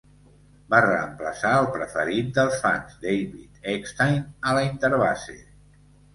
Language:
Catalan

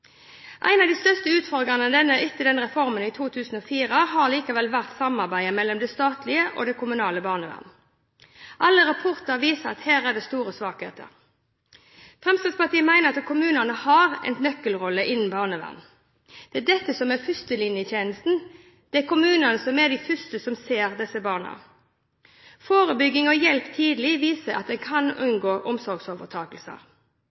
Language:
Norwegian Bokmål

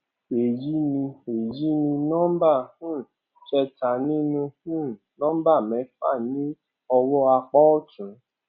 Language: Yoruba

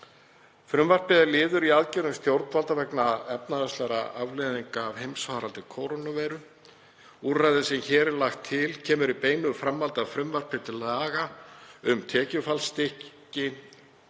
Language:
Icelandic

